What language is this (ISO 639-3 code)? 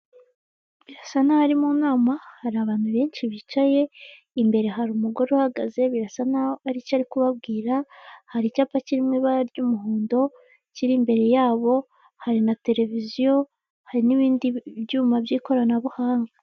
kin